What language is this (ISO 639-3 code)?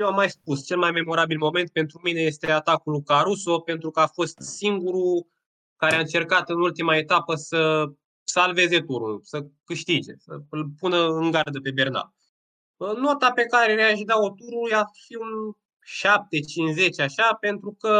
ron